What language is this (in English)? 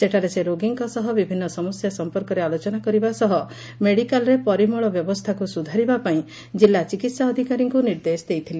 Odia